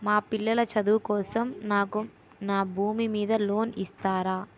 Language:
Telugu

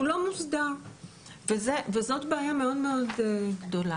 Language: Hebrew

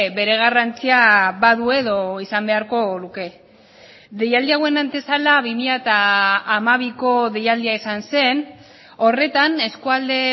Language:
Basque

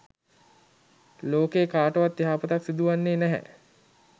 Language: Sinhala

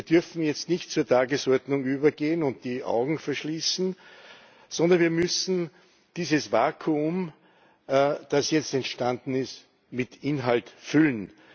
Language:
German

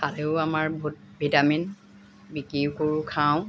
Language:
Assamese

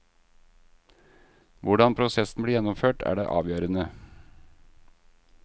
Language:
Norwegian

